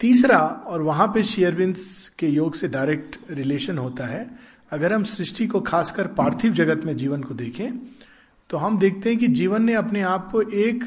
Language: Hindi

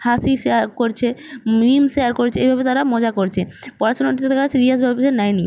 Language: Bangla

